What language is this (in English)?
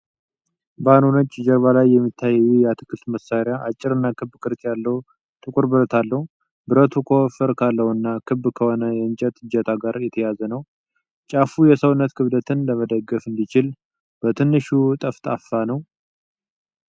Amharic